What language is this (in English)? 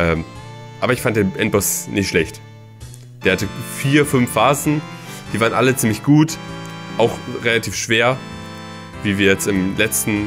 German